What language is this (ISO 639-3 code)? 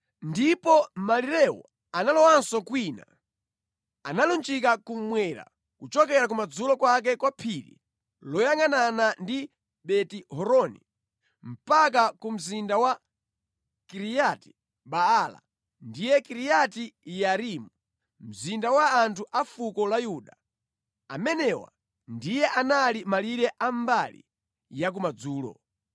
nya